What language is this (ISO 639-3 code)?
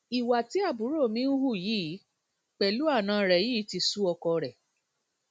yor